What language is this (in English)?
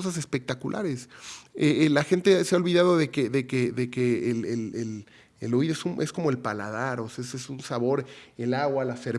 Spanish